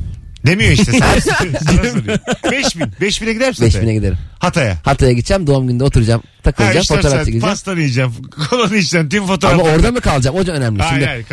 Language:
Turkish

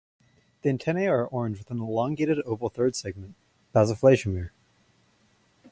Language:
English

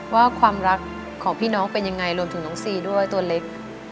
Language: Thai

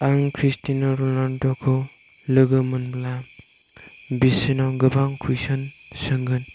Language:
Bodo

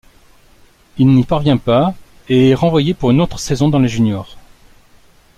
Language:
French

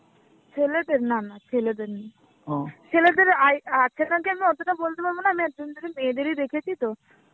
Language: Bangla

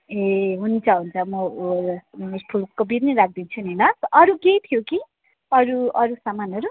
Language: Nepali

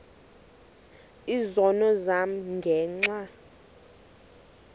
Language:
Xhosa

